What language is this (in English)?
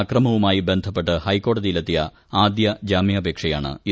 Malayalam